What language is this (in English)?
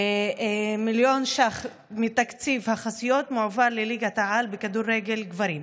Hebrew